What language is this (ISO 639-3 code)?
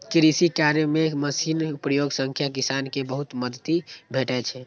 mai